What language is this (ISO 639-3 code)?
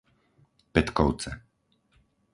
slk